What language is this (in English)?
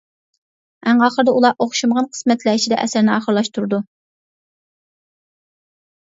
Uyghur